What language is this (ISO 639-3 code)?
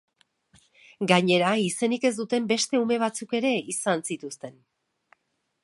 eus